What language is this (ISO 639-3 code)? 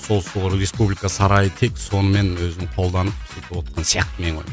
kaz